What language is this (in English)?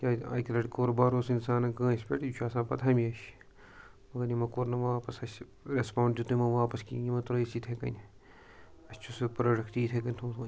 Kashmiri